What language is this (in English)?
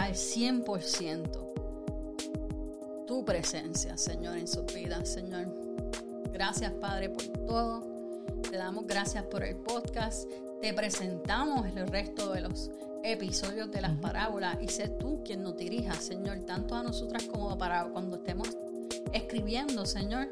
Spanish